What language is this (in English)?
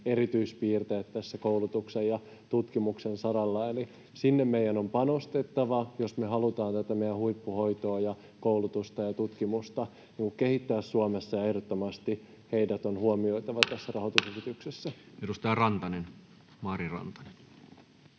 Finnish